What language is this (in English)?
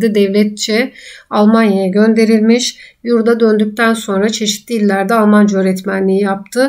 Turkish